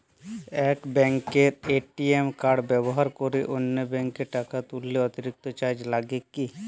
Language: Bangla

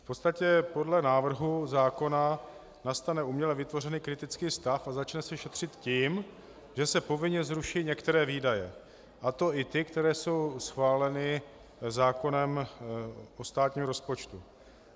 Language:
Czech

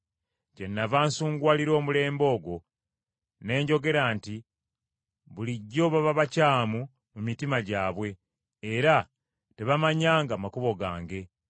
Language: Ganda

